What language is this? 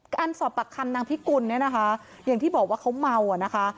Thai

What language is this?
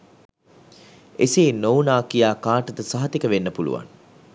Sinhala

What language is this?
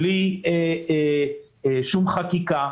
Hebrew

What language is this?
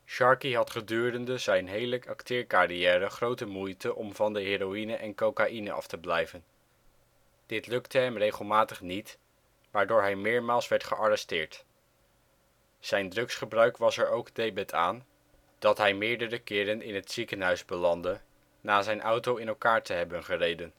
Dutch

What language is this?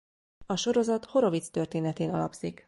Hungarian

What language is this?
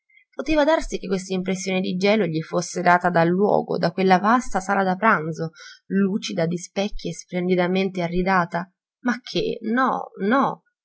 Italian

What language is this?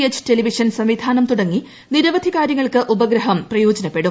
Malayalam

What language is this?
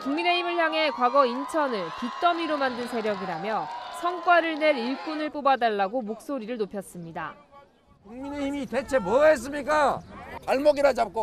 Korean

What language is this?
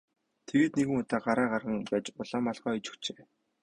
Mongolian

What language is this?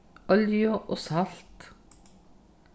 Faroese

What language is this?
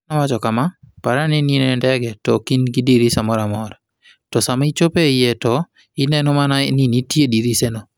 Luo (Kenya and Tanzania)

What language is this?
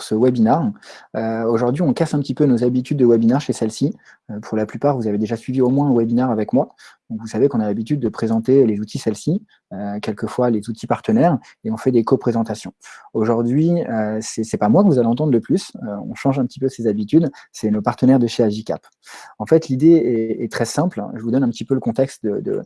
French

